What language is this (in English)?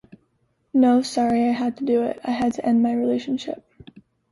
English